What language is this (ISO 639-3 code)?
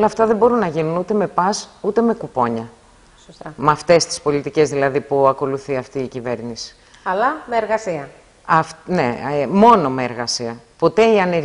ell